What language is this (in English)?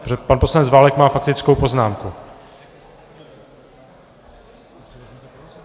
Czech